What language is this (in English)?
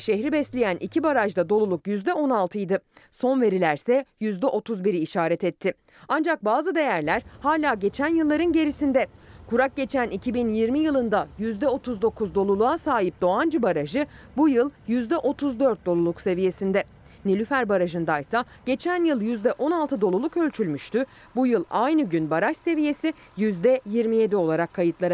Turkish